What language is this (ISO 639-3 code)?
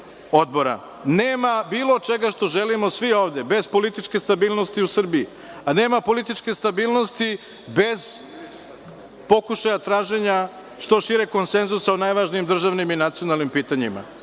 srp